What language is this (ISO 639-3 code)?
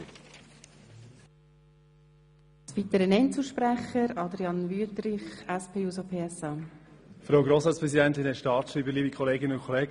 gsw